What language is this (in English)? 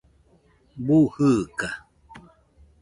Nüpode Huitoto